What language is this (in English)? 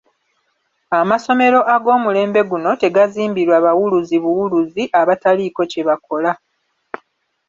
Ganda